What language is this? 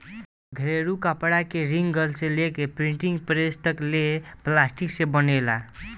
Bhojpuri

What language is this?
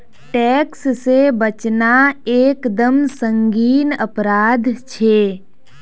Magahi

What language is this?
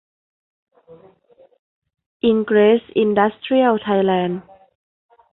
Thai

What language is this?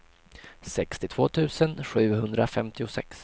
Swedish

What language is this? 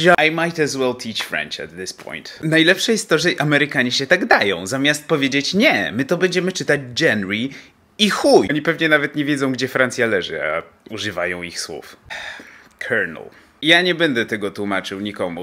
Polish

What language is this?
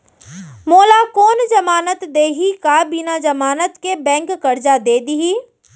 Chhattisgarhi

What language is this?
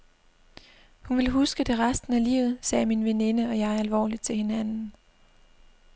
Danish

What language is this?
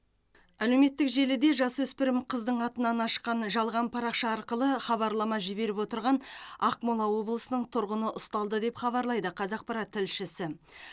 Kazakh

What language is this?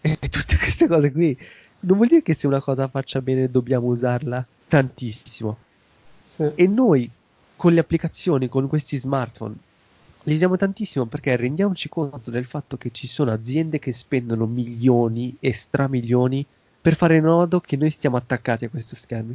Italian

